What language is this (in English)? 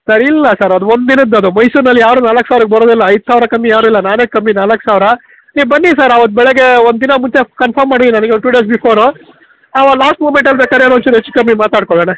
Kannada